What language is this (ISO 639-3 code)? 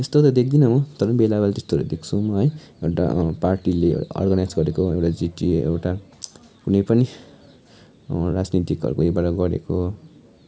nep